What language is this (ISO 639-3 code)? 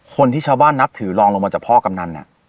tha